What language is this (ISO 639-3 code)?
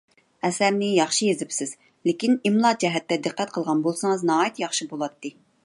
uig